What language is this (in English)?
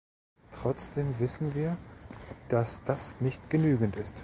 German